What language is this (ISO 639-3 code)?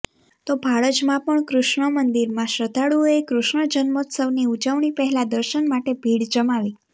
guj